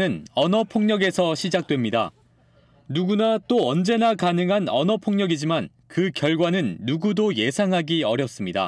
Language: Korean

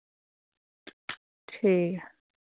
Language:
Dogri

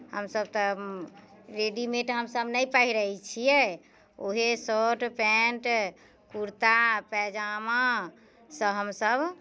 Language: Maithili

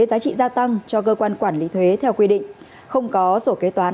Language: Vietnamese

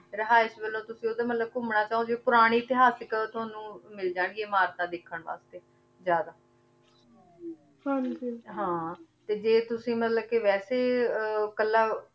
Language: Punjabi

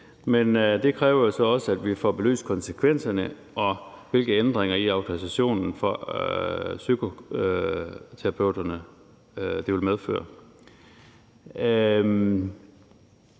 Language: Danish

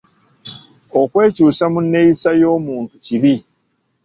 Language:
Ganda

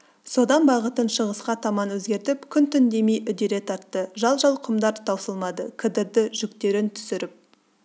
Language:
Kazakh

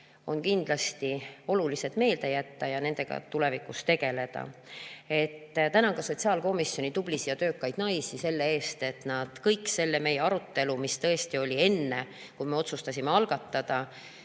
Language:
Estonian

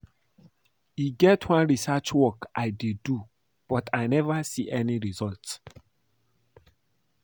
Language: Nigerian Pidgin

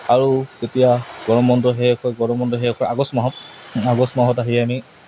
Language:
Assamese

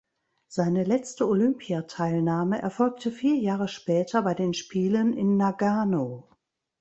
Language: German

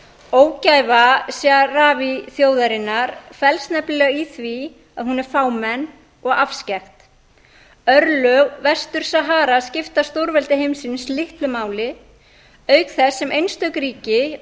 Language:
Icelandic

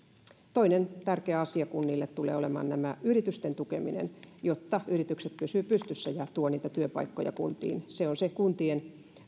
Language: Finnish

